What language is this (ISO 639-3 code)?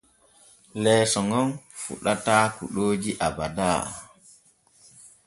fue